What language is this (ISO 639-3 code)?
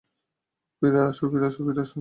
ben